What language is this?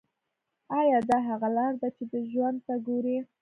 Pashto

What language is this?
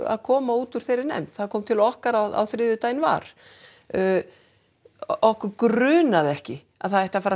Icelandic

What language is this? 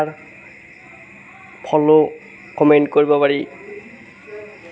Assamese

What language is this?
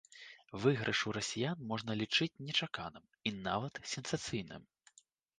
Belarusian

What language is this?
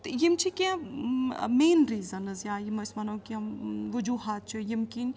Kashmiri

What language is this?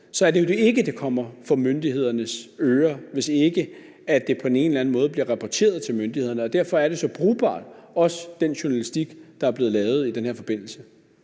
Danish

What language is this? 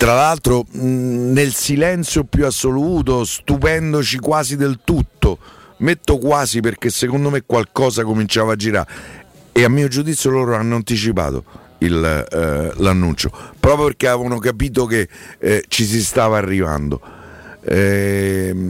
Italian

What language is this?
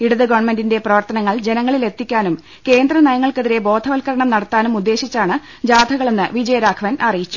Malayalam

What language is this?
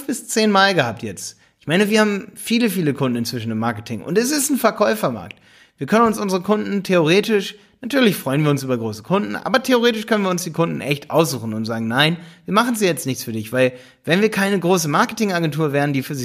German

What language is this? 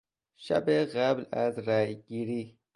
Persian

